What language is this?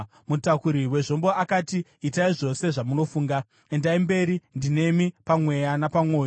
Shona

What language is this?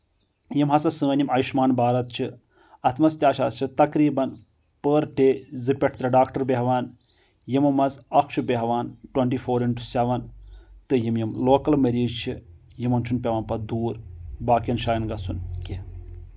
Kashmiri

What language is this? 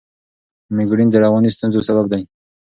Pashto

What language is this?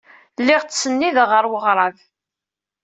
Kabyle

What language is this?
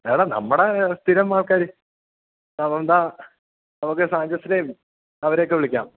Malayalam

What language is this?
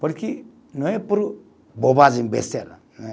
Portuguese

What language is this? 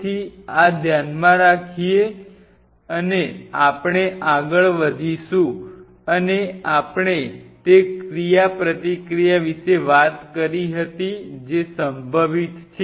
Gujarati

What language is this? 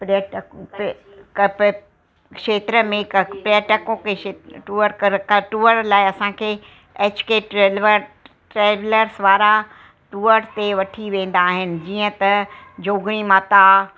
Sindhi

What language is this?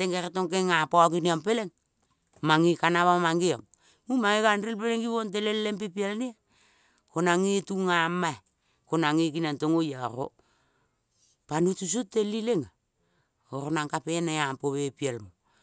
Kol (Papua New Guinea)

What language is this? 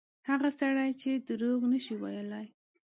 Pashto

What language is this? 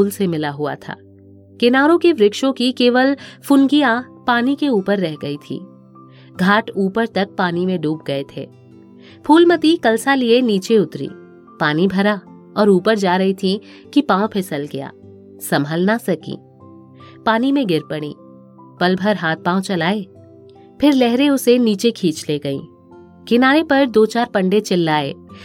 Hindi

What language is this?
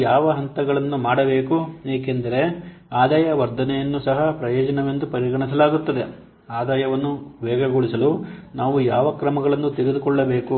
Kannada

